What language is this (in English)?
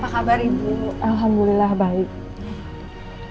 Indonesian